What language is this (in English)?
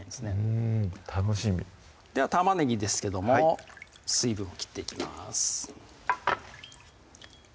Japanese